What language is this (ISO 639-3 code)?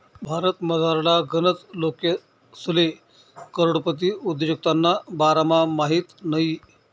mar